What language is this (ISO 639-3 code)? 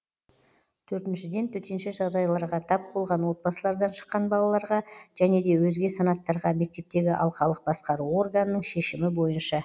kaz